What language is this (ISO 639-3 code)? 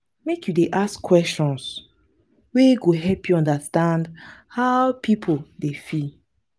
pcm